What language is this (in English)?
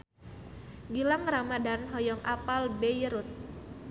Sundanese